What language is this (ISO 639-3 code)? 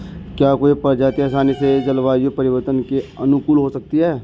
hin